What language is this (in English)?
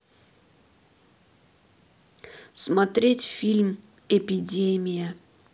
Russian